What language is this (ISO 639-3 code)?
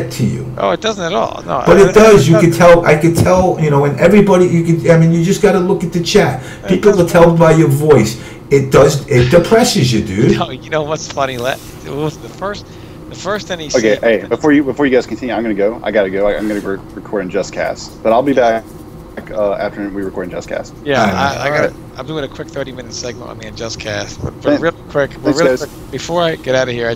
eng